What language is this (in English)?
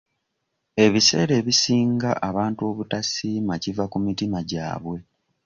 Ganda